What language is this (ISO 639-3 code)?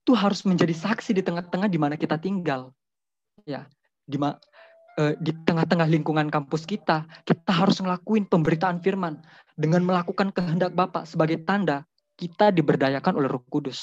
ind